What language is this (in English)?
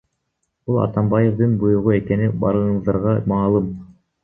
Kyrgyz